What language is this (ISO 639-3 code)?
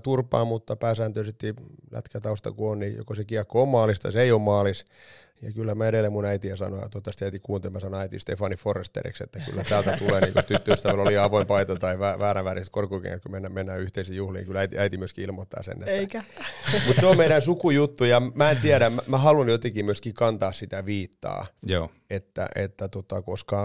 fin